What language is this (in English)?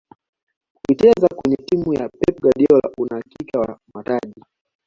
Swahili